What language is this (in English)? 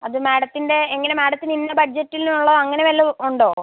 Malayalam